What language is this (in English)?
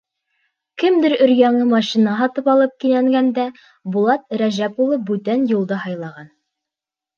Bashkir